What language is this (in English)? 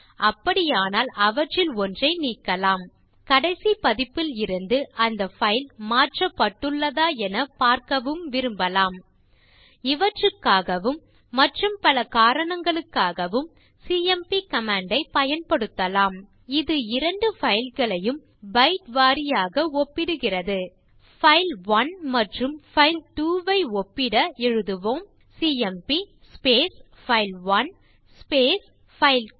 Tamil